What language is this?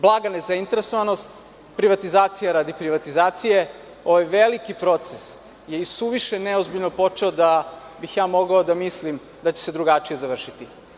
Serbian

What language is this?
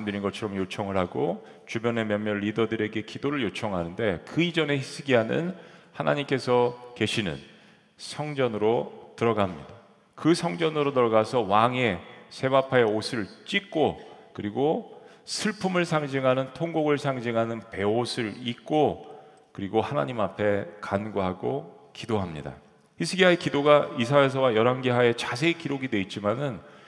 Korean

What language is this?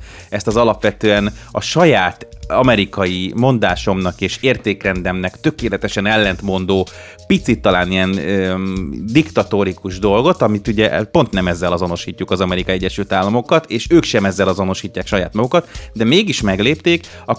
Hungarian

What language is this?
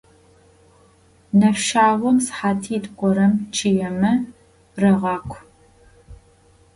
Adyghe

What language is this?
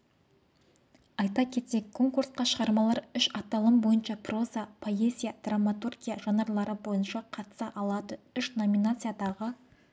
Kazakh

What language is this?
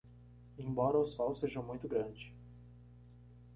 Portuguese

